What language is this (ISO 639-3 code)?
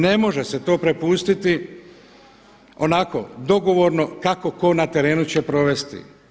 hrv